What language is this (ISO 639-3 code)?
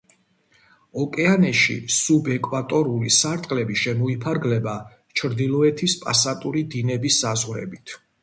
kat